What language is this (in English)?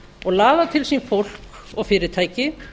Icelandic